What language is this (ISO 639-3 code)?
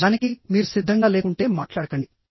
tel